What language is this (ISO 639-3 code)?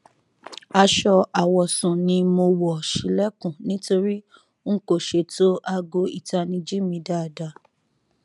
yor